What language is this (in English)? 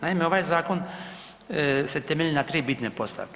Croatian